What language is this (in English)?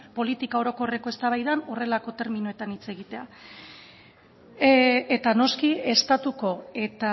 Basque